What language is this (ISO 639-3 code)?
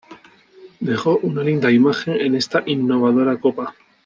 spa